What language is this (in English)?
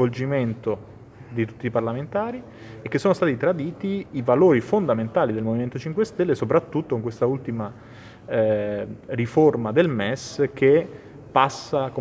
Italian